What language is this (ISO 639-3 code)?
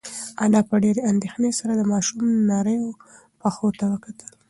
pus